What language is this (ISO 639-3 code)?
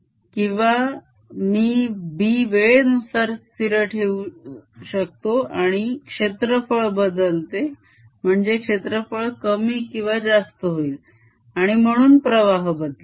mar